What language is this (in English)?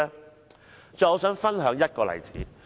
Cantonese